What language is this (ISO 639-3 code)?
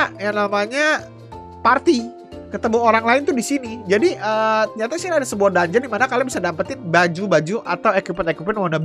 ind